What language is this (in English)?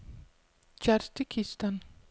Danish